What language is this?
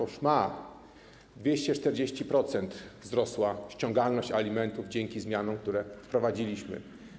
Polish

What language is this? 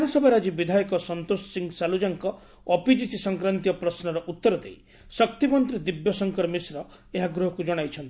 Odia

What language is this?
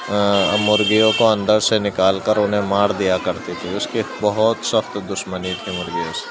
Urdu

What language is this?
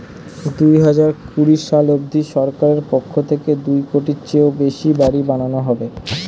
Bangla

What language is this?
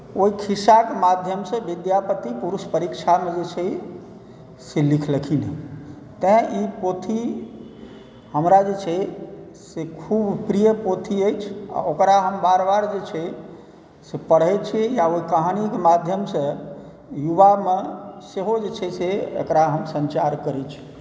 Maithili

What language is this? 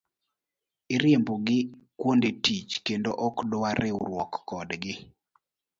Luo (Kenya and Tanzania)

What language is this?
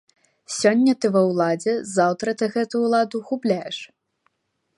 Belarusian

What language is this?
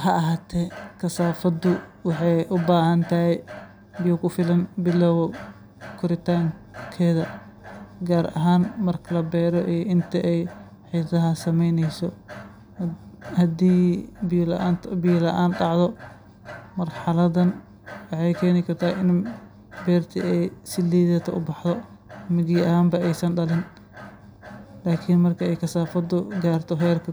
Somali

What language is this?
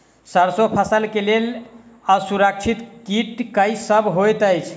Maithili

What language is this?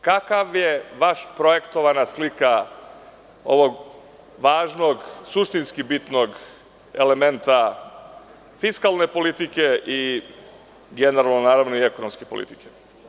Serbian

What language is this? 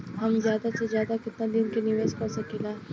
Bhojpuri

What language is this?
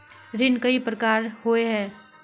Magahi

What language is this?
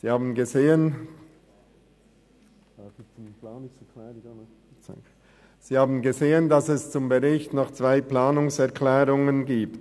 Swiss German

